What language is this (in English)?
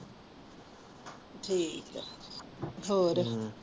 Punjabi